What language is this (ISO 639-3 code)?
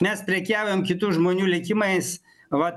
lit